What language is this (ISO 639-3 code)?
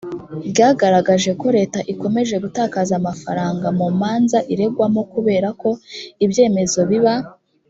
kin